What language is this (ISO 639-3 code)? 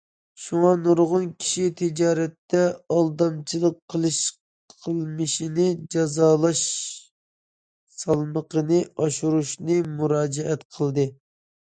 uig